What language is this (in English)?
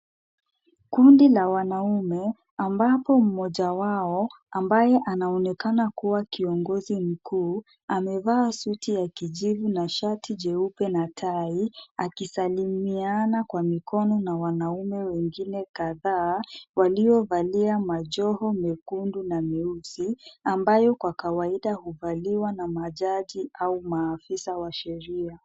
Swahili